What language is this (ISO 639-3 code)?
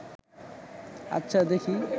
ben